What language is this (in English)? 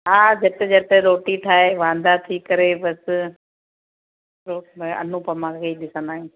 Sindhi